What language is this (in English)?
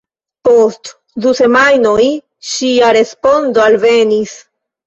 Esperanto